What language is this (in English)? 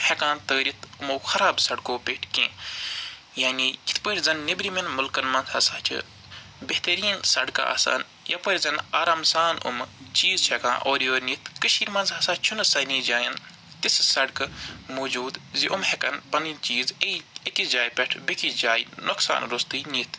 Kashmiri